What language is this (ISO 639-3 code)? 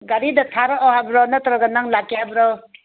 mni